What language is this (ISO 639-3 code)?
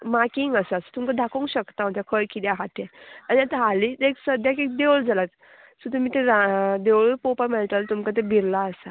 kok